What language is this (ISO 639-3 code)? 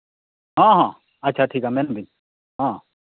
sat